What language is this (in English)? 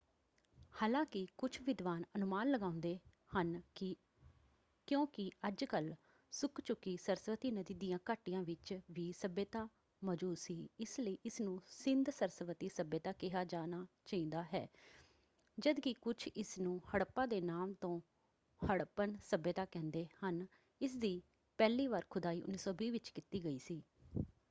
Punjabi